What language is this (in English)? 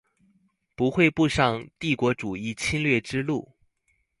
Chinese